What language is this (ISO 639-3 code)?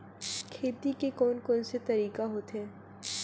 hne